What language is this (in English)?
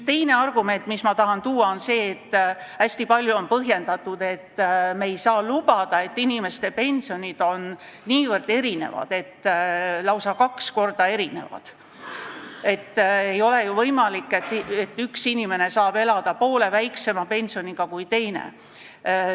Estonian